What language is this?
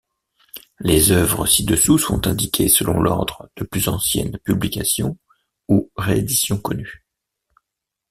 French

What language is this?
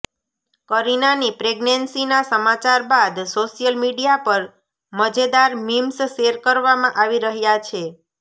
Gujarati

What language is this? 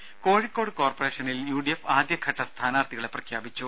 Malayalam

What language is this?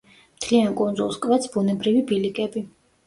Georgian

